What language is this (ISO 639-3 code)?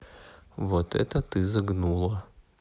rus